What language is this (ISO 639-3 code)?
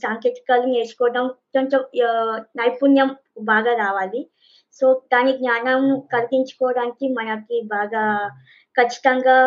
tel